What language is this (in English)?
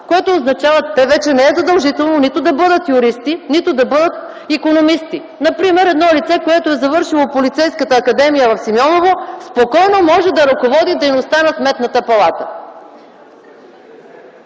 Bulgarian